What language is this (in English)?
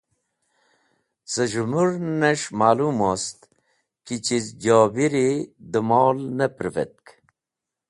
Wakhi